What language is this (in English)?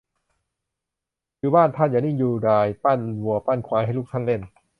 Thai